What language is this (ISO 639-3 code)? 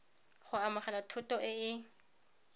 tsn